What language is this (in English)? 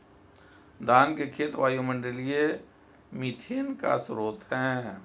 Hindi